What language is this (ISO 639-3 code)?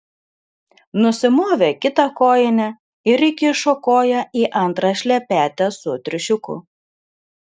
lit